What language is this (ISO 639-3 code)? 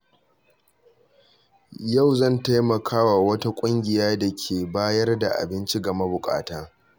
hau